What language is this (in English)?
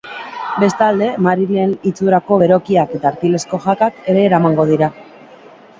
Basque